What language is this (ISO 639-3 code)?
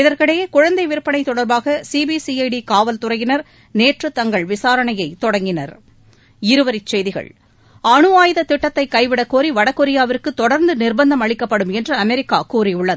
tam